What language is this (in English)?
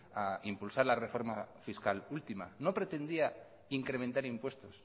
Spanish